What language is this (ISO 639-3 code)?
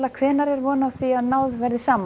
isl